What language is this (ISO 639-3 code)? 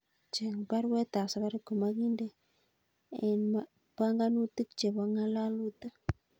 kln